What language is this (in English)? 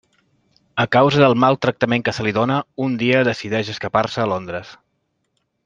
Catalan